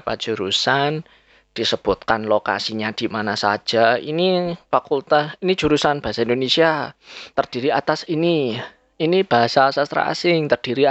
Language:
Indonesian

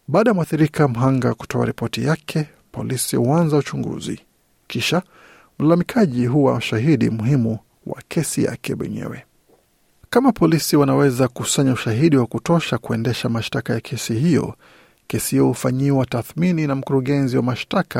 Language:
Swahili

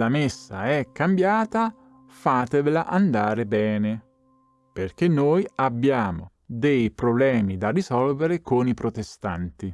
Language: Italian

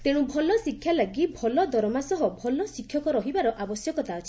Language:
Odia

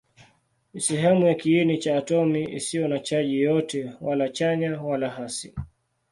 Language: Swahili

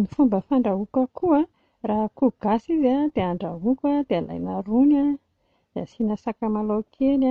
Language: Malagasy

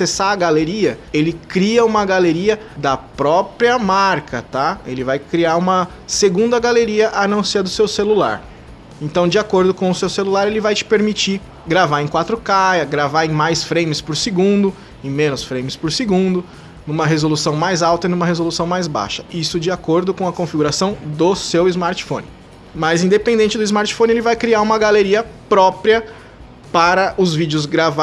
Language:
Portuguese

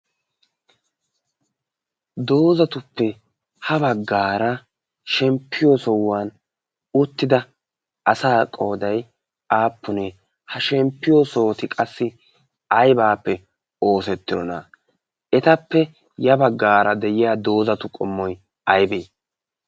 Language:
Wolaytta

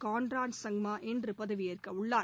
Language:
Tamil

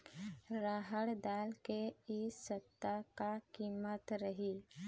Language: Chhattisgarhi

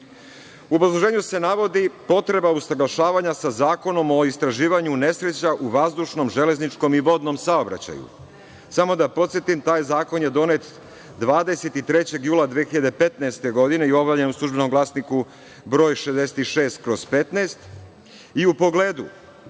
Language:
Serbian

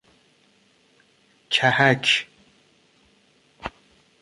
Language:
Persian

